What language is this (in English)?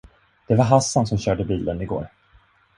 Swedish